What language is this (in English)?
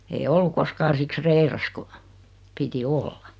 Finnish